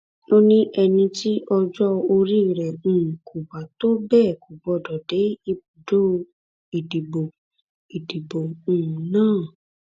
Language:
Yoruba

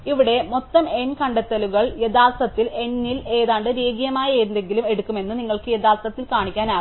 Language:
Malayalam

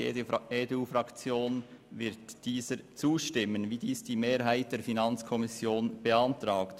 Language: Swiss German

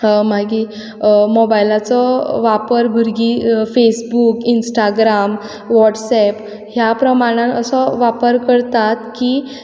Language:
Konkani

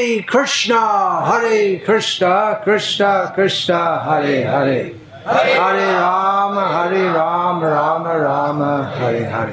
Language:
Hindi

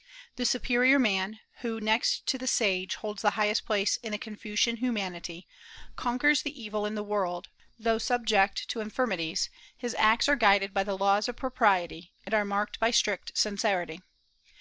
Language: English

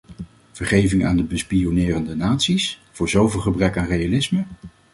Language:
Dutch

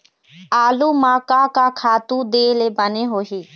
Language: Chhattisgarhi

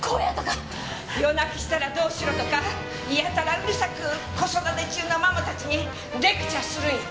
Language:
Japanese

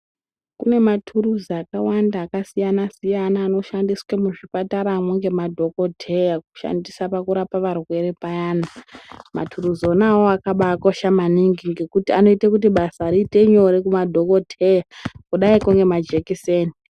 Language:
Ndau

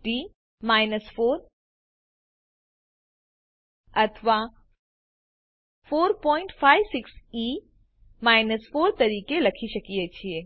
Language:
Gujarati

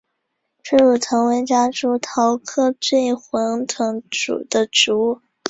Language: Chinese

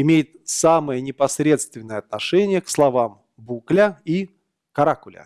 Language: Russian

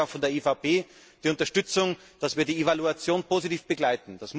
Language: German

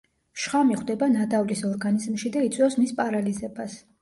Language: Georgian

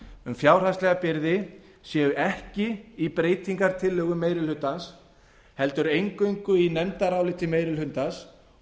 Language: Icelandic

